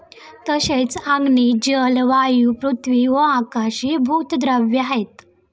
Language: Marathi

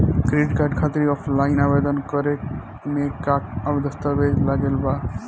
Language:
Bhojpuri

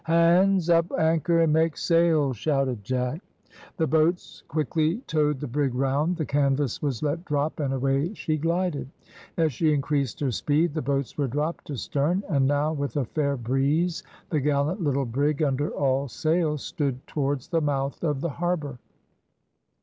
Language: English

